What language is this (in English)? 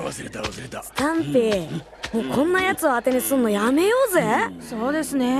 Japanese